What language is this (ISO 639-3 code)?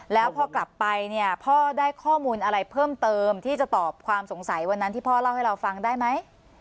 tha